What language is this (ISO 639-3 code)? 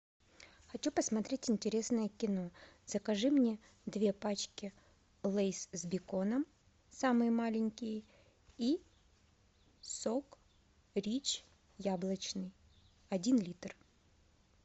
rus